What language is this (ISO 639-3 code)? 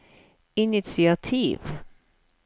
nor